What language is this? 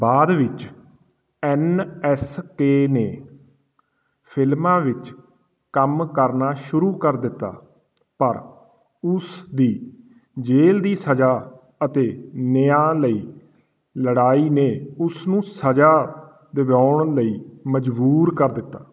Punjabi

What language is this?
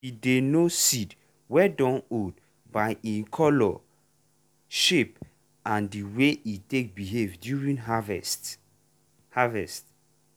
Nigerian Pidgin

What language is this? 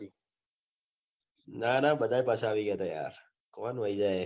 Gujarati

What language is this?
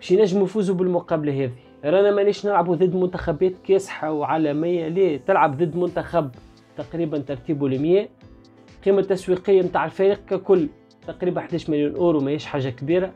Arabic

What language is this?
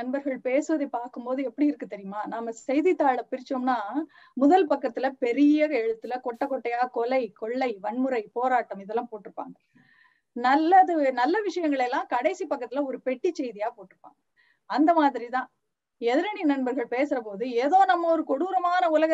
Tamil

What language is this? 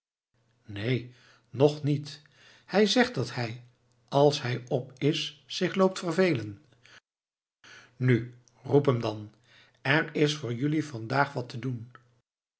Dutch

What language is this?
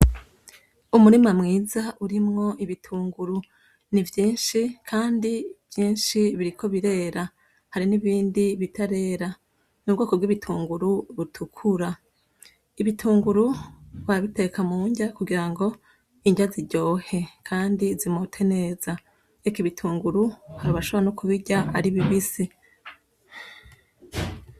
Rundi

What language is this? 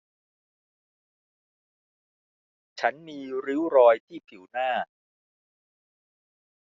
Thai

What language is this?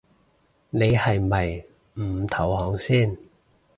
Cantonese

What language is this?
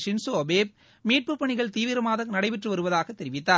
Tamil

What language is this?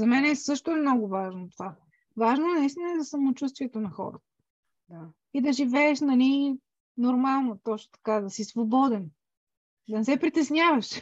Bulgarian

